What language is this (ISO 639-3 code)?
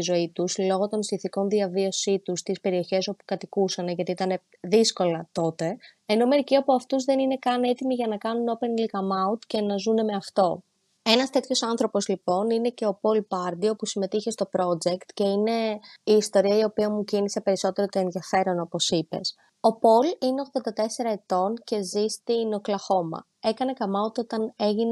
ell